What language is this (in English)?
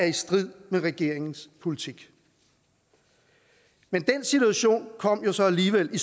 Danish